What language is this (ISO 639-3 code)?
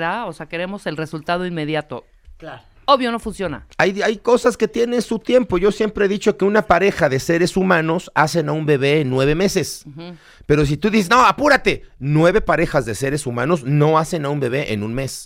spa